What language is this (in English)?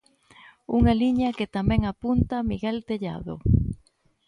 Galician